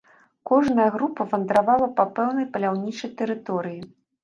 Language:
Belarusian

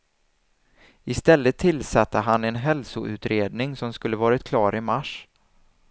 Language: Swedish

